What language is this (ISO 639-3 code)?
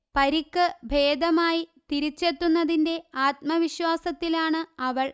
mal